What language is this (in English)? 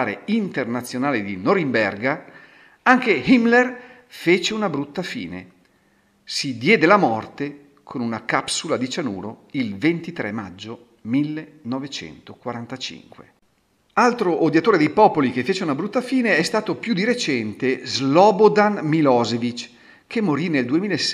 Italian